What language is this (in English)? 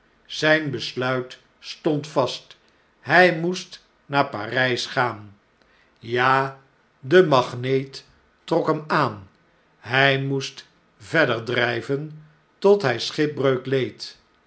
Dutch